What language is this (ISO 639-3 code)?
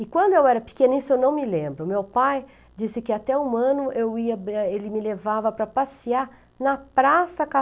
por